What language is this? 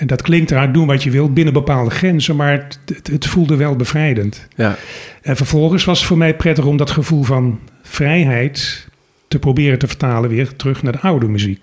Dutch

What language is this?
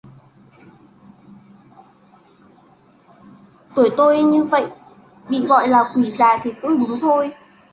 Vietnamese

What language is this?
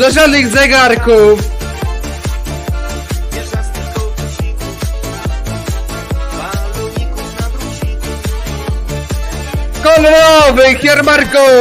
Polish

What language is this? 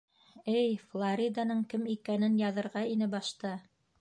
Bashkir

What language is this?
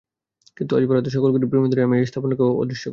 Bangla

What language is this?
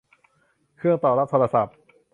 Thai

